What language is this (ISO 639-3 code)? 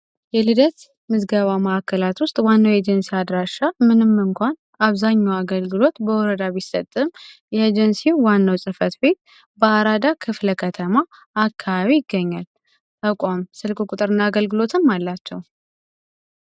amh